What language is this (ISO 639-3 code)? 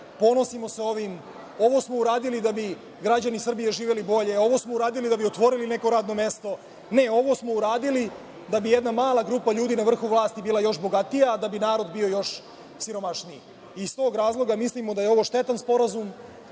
srp